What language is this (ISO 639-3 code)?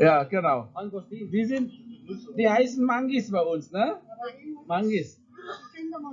deu